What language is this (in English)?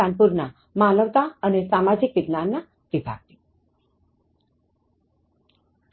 Gujarati